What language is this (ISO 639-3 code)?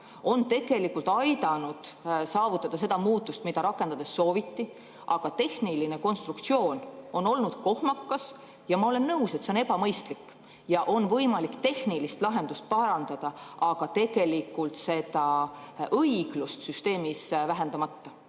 est